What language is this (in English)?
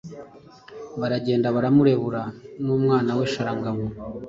Kinyarwanda